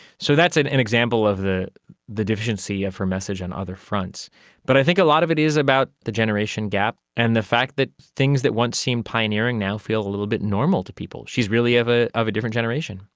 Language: English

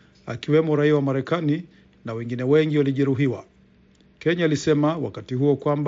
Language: Swahili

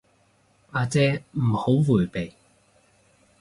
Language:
Cantonese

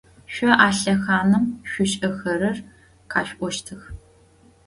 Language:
Adyghe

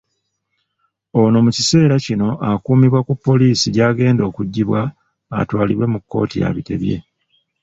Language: Ganda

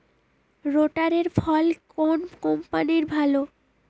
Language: Bangla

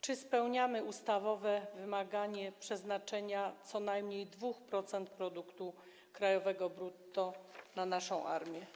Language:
Polish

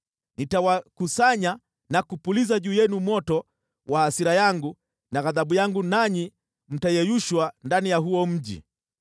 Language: Swahili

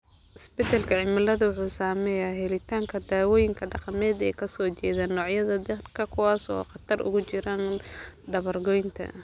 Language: Somali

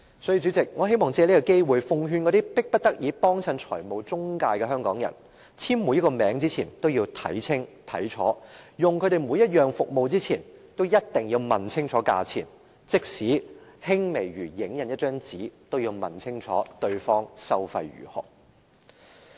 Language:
Cantonese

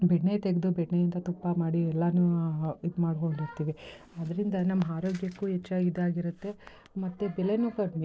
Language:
Kannada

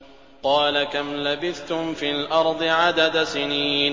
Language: Arabic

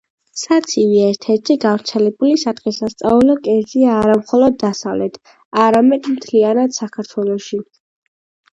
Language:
Georgian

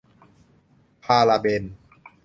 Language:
Thai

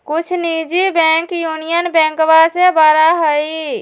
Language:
Magahi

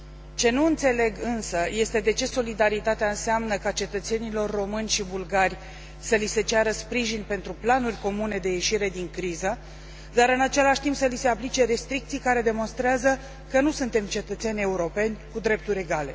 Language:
Romanian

